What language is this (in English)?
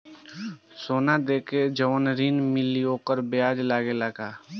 Bhojpuri